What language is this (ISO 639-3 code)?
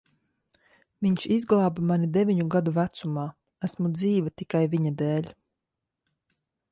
lav